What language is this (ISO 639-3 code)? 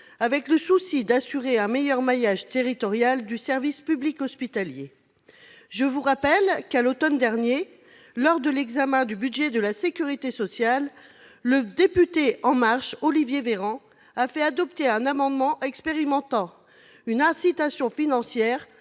fra